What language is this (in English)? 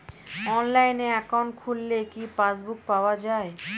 Bangla